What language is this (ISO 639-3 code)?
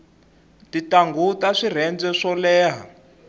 tso